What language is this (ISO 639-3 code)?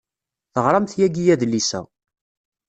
kab